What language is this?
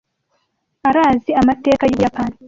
Kinyarwanda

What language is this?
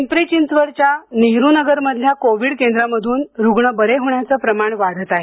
Marathi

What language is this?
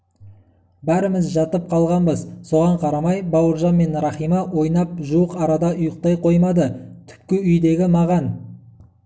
Kazakh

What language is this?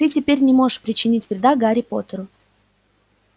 Russian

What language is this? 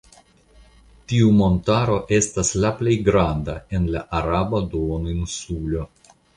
Esperanto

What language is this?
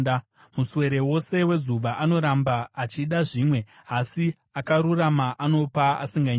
Shona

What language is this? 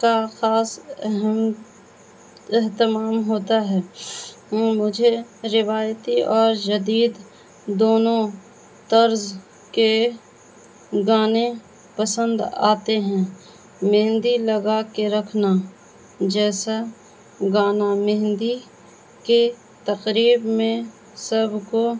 Urdu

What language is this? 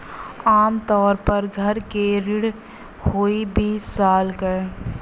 Bhojpuri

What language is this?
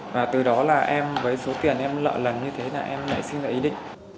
Vietnamese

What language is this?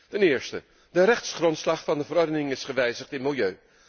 Dutch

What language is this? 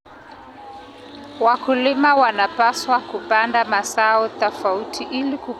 Kalenjin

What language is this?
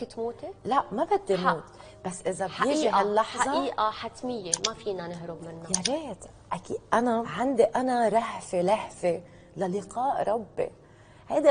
Arabic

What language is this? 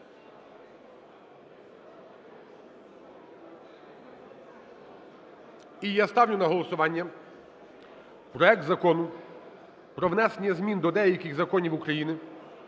Ukrainian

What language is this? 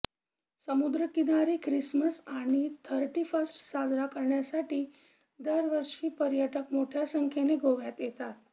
Marathi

